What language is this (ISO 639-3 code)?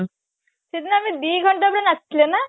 ori